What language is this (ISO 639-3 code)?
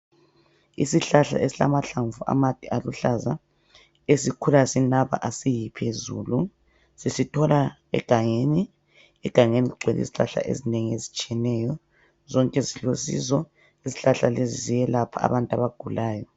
nde